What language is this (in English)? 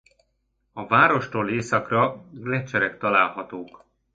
Hungarian